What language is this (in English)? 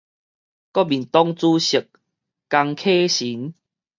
Min Nan Chinese